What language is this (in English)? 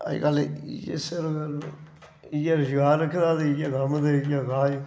Dogri